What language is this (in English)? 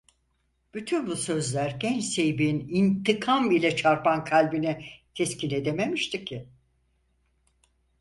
Turkish